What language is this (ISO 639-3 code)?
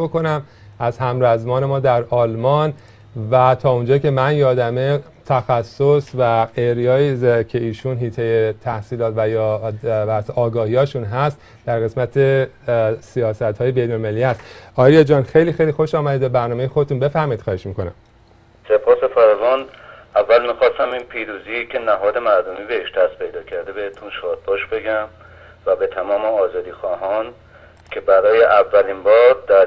fas